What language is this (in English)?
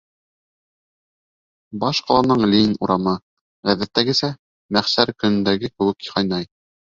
Bashkir